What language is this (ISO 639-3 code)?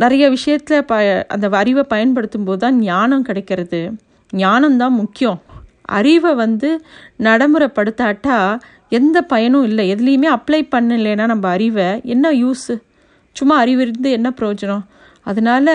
tam